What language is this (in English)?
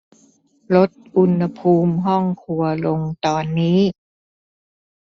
Thai